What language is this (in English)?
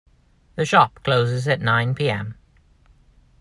English